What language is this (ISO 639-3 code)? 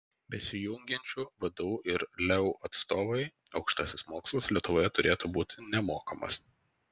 lit